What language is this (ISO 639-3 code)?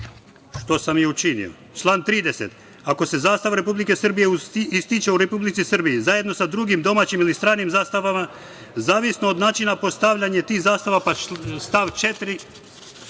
srp